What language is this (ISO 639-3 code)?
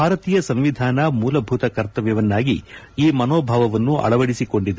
kan